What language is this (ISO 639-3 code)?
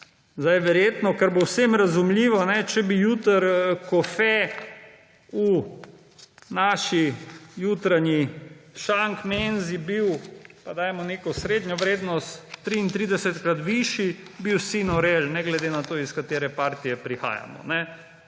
slv